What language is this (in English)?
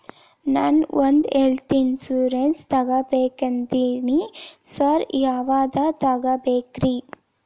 Kannada